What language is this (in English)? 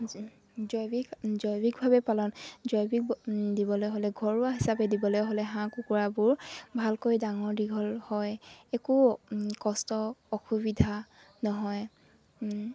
Assamese